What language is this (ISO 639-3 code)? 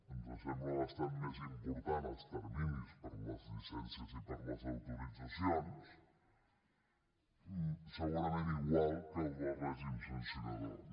cat